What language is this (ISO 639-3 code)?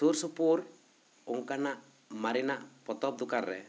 sat